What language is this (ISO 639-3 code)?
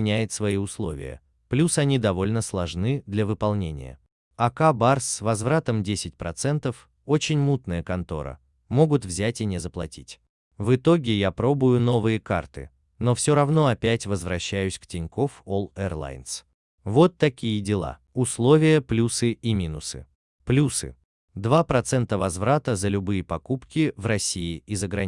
rus